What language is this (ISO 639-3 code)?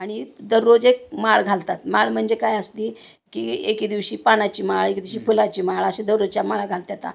mar